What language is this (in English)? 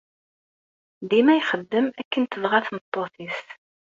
Kabyle